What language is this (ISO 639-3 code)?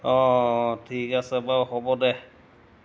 asm